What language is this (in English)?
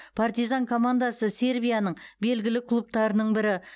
Kazakh